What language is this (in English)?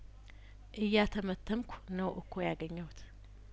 Amharic